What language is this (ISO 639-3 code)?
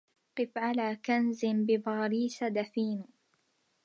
ara